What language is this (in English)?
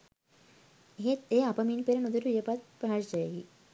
Sinhala